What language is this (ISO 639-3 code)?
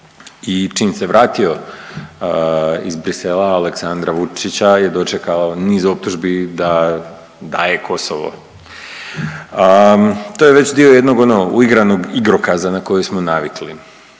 hrv